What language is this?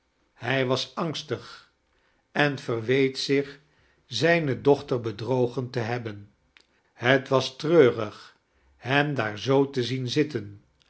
Dutch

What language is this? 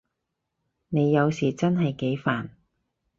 Cantonese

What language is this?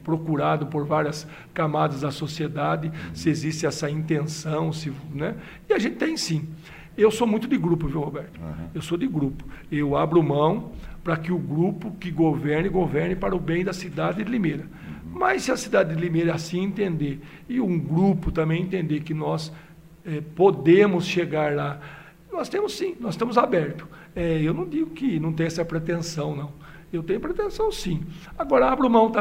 Portuguese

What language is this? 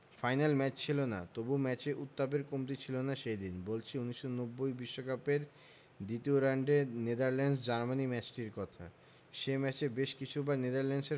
Bangla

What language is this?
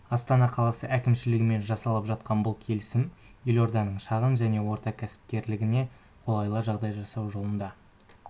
Kazakh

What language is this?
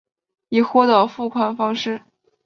Chinese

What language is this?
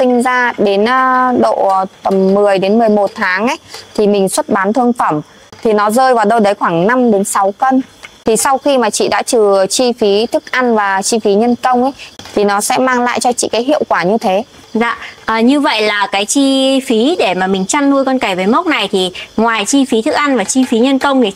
Vietnamese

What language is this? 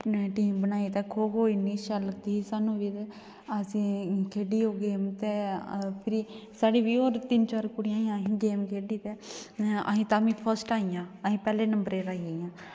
Dogri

